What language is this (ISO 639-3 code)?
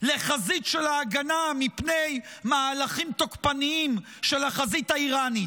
heb